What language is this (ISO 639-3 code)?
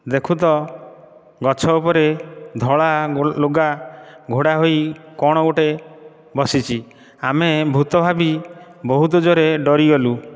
ori